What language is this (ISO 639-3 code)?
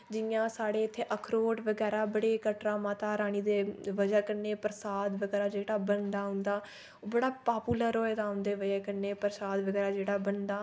doi